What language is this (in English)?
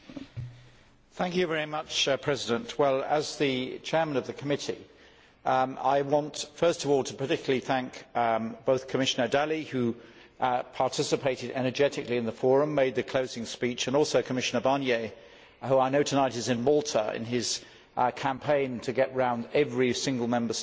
English